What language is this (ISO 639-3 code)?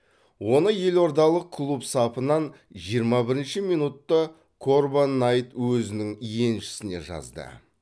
kaz